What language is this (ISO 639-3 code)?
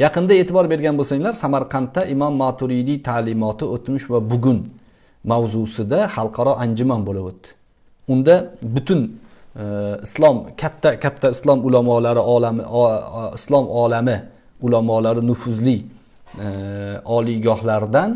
tur